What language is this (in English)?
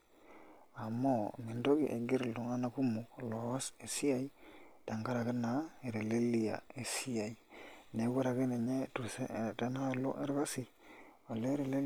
Masai